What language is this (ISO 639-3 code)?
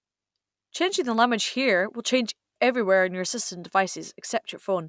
eng